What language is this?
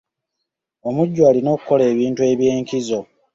Ganda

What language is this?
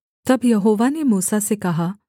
Hindi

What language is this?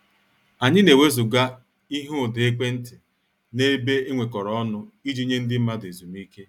Igbo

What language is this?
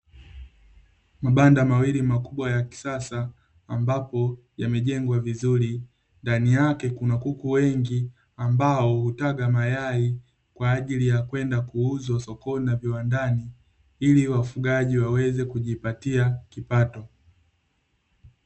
Swahili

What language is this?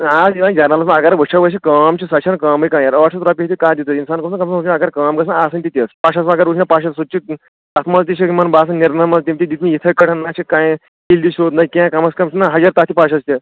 Kashmiri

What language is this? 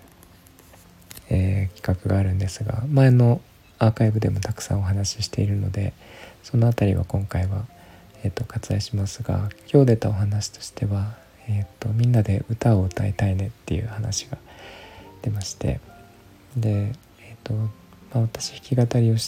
Japanese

